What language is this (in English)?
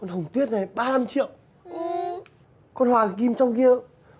Vietnamese